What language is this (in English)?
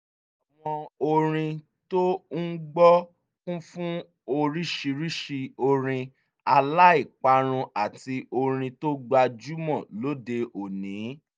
Yoruba